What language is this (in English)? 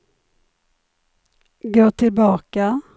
Swedish